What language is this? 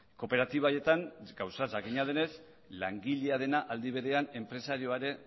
Basque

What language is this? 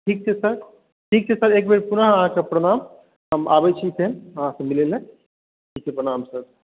Maithili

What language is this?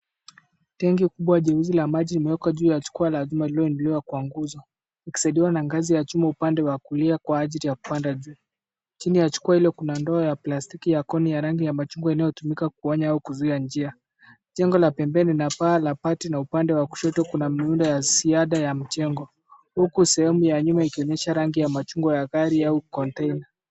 Swahili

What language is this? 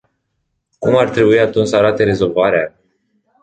Romanian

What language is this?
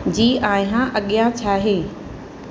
Sindhi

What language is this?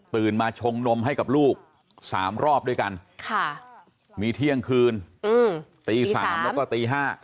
Thai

